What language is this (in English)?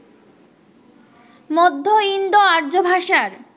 Bangla